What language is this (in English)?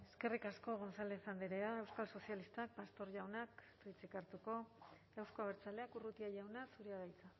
Basque